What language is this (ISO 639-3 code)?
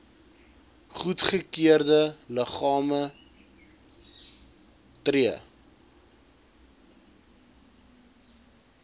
afr